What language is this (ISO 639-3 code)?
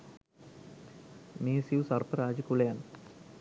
sin